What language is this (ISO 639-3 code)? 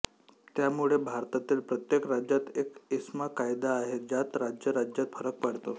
mar